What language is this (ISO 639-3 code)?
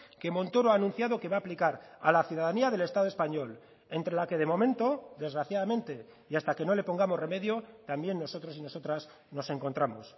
spa